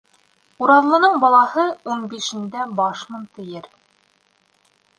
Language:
Bashkir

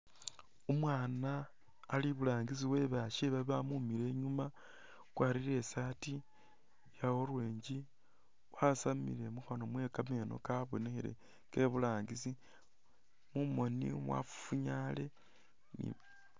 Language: Masaaba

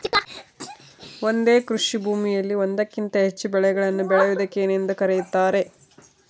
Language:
Kannada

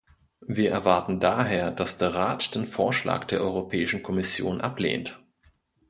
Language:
German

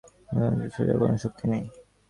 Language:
Bangla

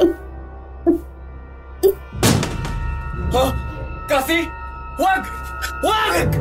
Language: Filipino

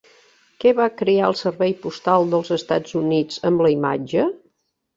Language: Catalan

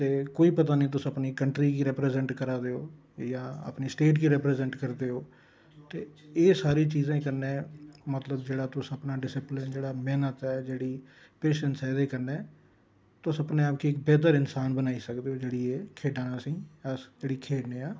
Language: Dogri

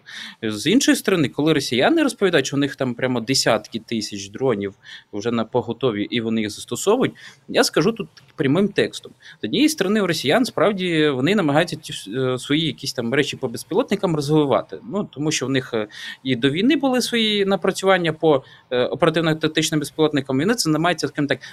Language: Ukrainian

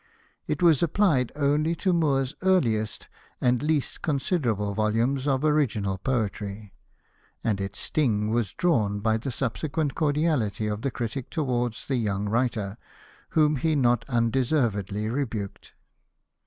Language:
English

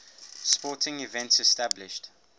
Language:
English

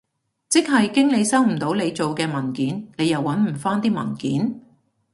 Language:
Cantonese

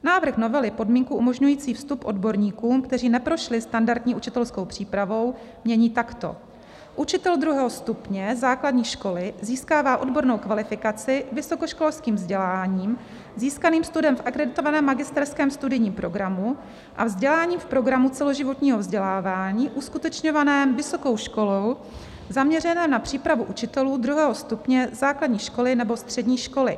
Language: Czech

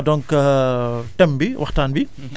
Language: Wolof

